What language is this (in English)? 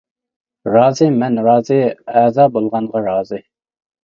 Uyghur